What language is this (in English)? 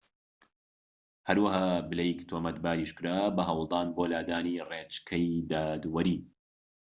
Central Kurdish